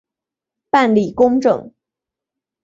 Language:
Chinese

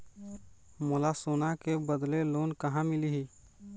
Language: Chhattisgarhi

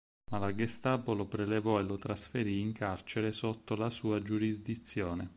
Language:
Italian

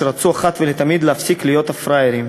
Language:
Hebrew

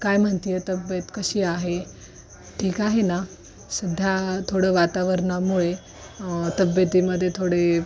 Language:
Marathi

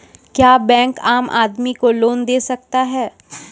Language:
Maithili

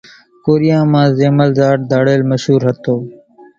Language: Kachi Koli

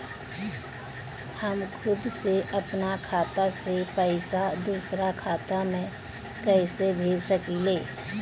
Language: Bhojpuri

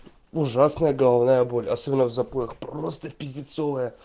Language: Russian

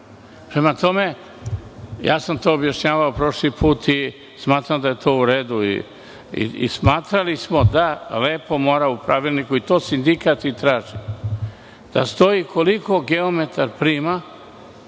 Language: Serbian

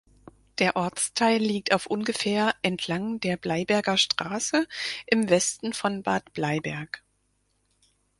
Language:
German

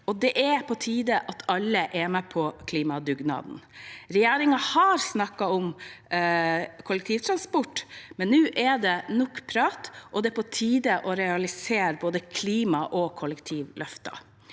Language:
Norwegian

